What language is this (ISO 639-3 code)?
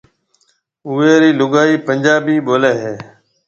mve